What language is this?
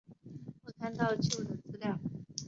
Chinese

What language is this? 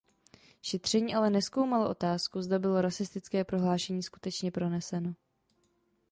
Czech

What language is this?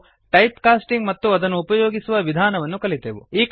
Kannada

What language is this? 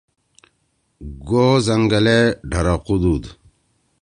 Torwali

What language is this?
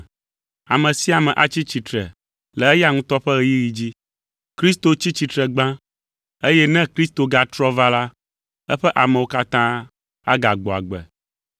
Ewe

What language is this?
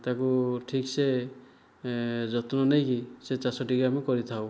Odia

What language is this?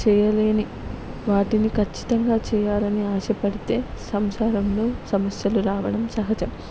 Telugu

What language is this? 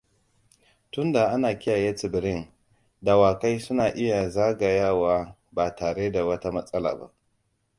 Hausa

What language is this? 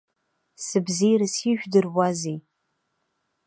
Abkhazian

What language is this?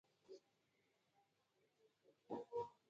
Pashto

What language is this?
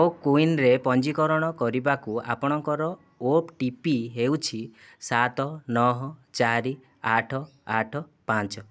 Odia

